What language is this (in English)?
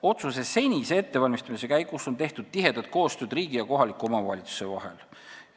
Estonian